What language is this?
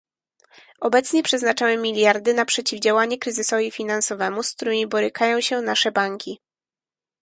Polish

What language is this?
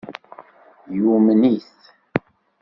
Kabyle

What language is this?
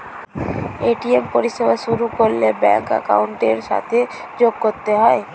Bangla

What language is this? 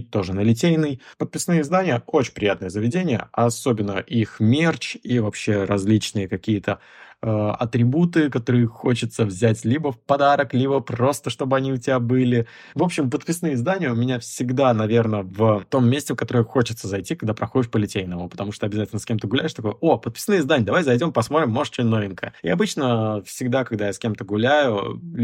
Russian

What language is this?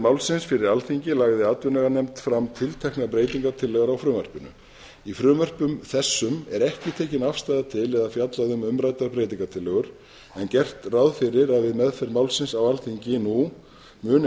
Icelandic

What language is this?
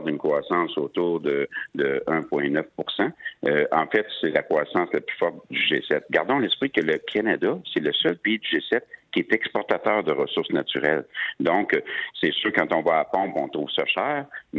French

